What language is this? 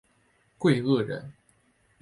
Chinese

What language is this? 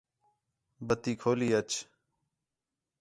Khetrani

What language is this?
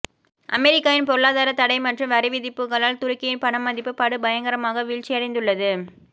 Tamil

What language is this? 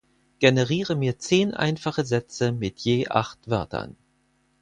German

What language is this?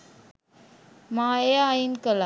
Sinhala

